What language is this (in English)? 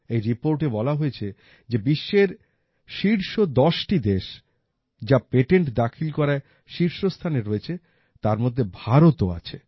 Bangla